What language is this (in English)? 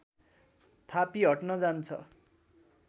Nepali